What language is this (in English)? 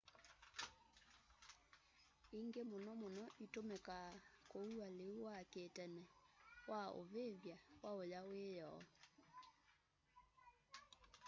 Kamba